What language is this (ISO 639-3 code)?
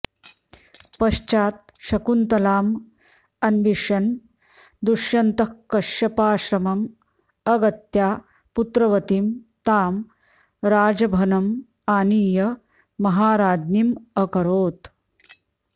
san